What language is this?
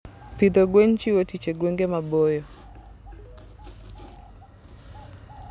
Luo (Kenya and Tanzania)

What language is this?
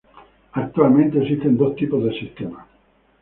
Spanish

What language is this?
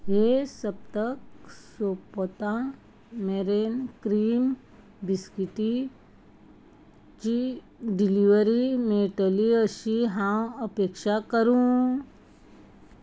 Konkani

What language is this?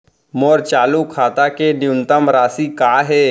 Chhattisgarhi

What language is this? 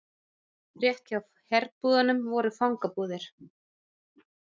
Icelandic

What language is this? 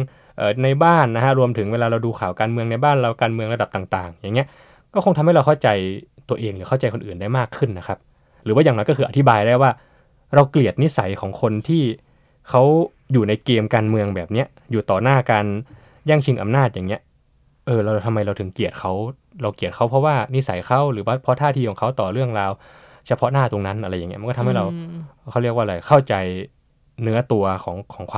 Thai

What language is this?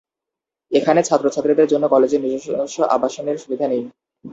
Bangla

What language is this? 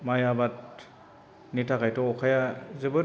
Bodo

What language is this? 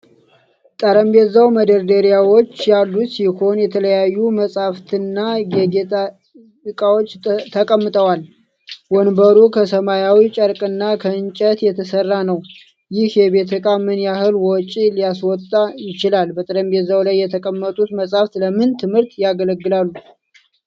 Amharic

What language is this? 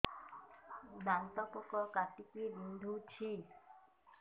Odia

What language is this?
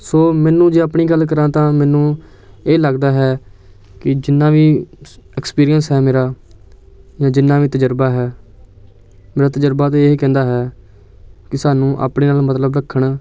Punjabi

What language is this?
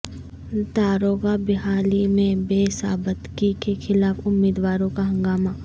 Urdu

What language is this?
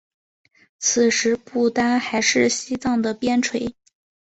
Chinese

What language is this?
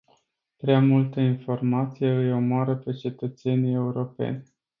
Romanian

